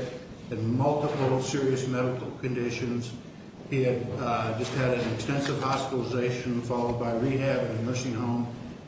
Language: English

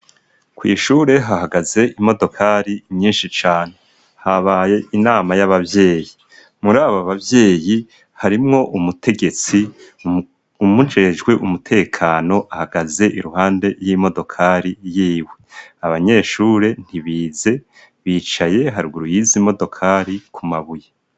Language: Rundi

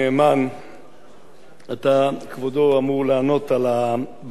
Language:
Hebrew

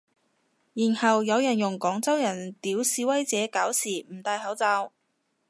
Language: Cantonese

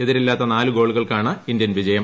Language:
Malayalam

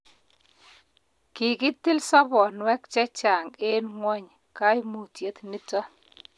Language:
Kalenjin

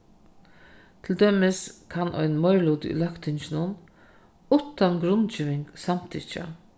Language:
Faroese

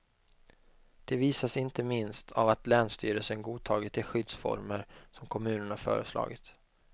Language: Swedish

